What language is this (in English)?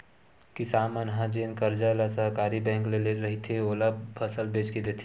Chhattisgarhi